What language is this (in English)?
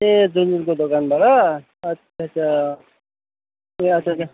Nepali